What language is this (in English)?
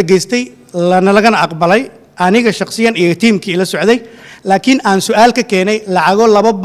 Arabic